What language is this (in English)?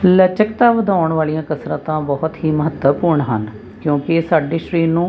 Punjabi